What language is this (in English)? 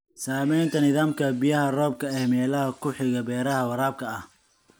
Somali